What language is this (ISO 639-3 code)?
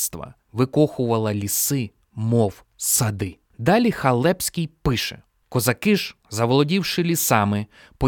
ukr